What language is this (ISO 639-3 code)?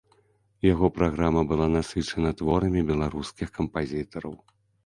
bel